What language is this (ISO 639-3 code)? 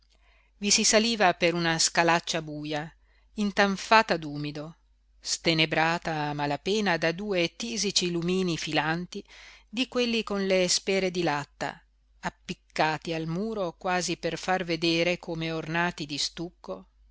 ita